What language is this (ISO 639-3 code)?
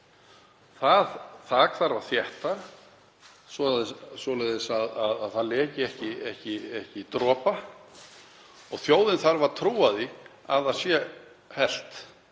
isl